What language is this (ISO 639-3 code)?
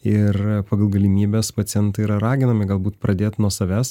lit